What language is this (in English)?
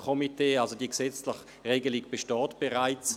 Swiss German